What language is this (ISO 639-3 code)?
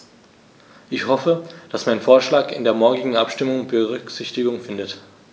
deu